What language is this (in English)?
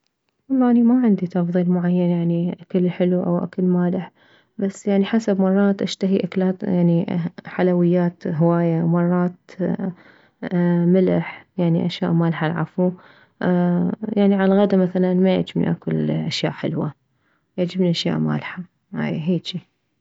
Mesopotamian Arabic